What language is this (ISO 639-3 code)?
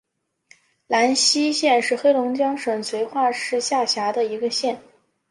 zho